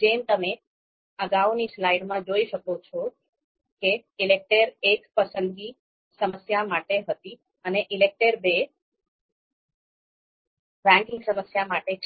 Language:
Gujarati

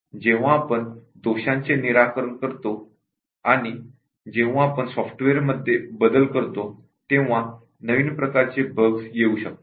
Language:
Marathi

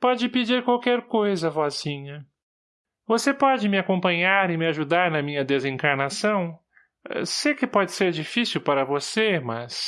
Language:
Portuguese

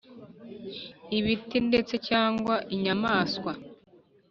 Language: Kinyarwanda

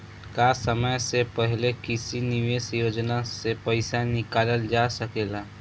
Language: Bhojpuri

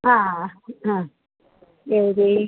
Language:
Sanskrit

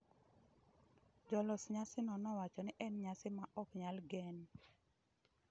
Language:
Luo (Kenya and Tanzania)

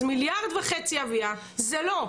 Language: Hebrew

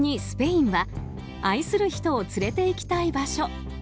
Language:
Japanese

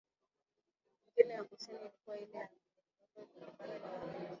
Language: Swahili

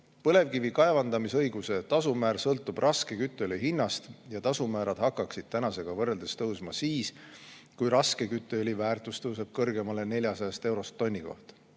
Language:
Estonian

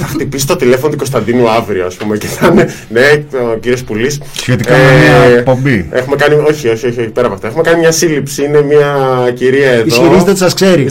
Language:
Greek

